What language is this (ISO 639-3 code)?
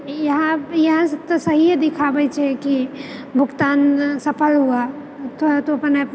mai